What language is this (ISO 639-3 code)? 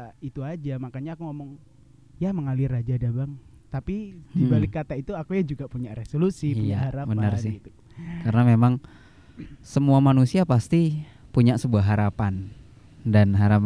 ind